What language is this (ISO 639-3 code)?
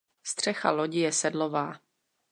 ces